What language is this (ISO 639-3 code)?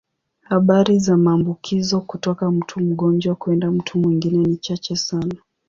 swa